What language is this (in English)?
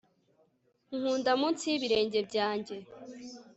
Kinyarwanda